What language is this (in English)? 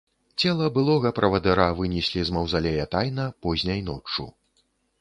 Belarusian